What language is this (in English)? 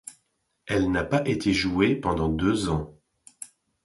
French